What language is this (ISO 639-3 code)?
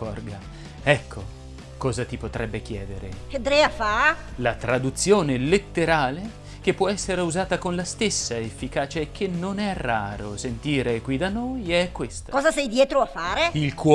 ita